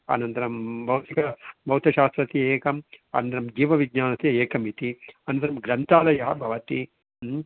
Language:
Sanskrit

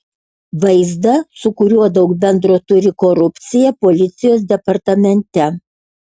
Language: Lithuanian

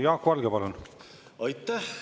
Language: Estonian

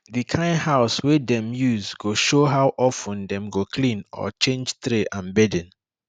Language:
Nigerian Pidgin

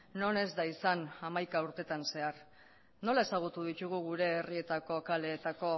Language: Basque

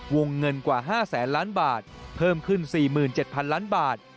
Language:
Thai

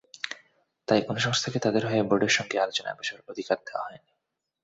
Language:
Bangla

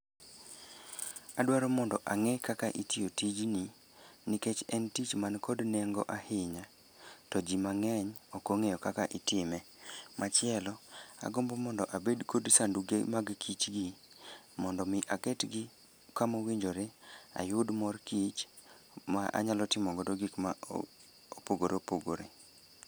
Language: Luo (Kenya and Tanzania)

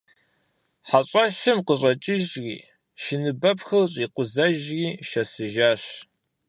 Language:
Kabardian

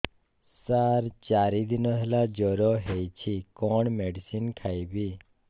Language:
Odia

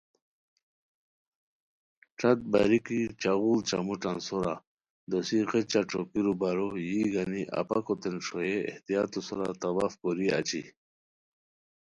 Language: Khowar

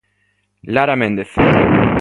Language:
Galician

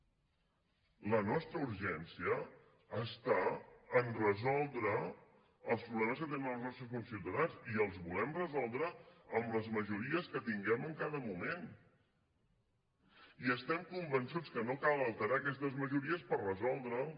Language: Catalan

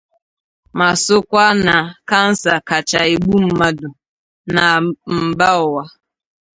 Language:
Igbo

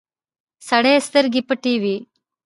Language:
Pashto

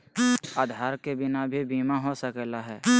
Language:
Magahi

